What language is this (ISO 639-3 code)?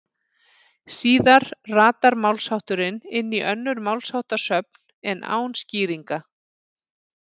isl